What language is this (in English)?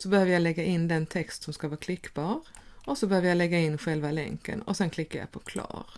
Swedish